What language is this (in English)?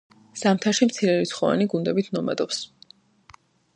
Georgian